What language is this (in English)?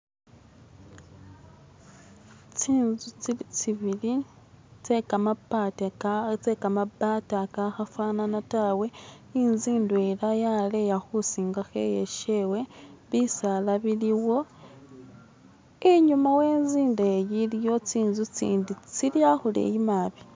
Masaaba